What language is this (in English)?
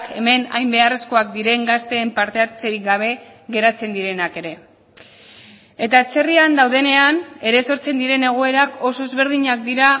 Basque